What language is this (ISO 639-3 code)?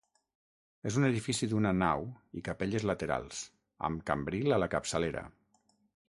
cat